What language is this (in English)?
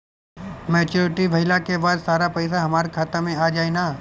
Bhojpuri